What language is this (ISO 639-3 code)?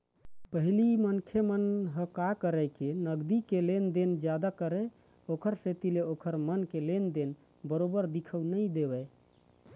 hne